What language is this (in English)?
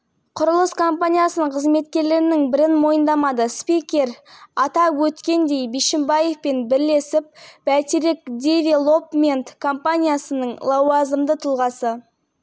Kazakh